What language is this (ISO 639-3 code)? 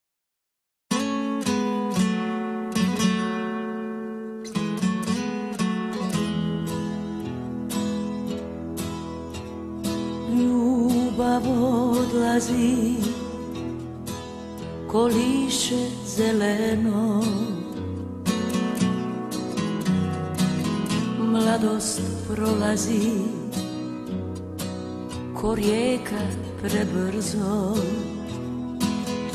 ron